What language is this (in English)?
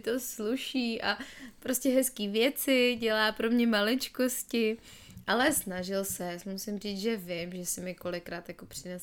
Czech